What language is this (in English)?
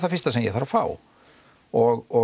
Icelandic